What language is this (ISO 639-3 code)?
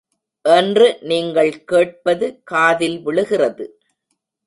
tam